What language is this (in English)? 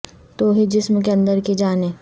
Urdu